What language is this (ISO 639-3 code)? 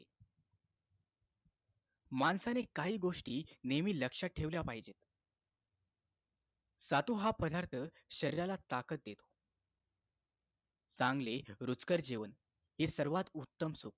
mar